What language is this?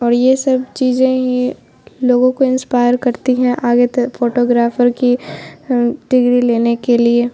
Urdu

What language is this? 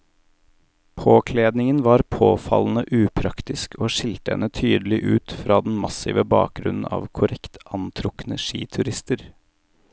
Norwegian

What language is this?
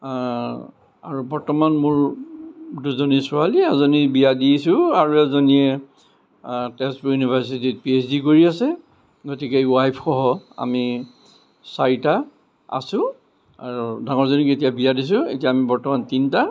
Assamese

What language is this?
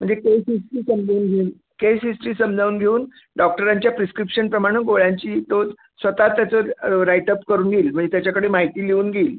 Marathi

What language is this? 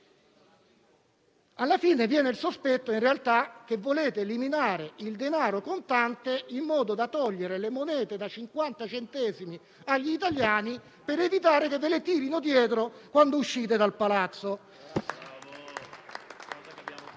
Italian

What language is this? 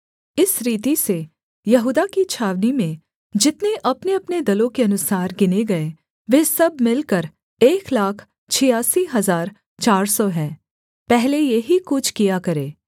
Hindi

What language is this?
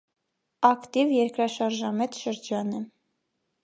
Armenian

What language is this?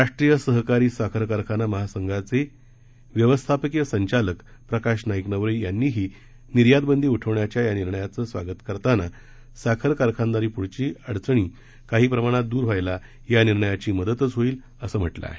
Marathi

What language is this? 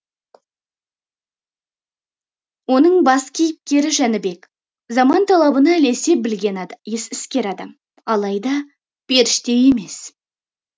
Kazakh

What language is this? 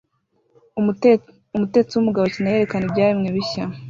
Kinyarwanda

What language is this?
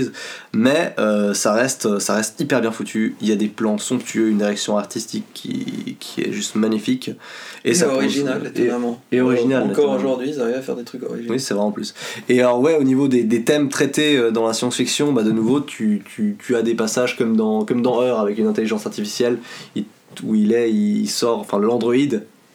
French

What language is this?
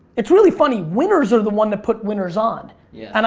English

